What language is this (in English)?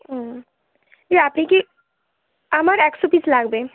Bangla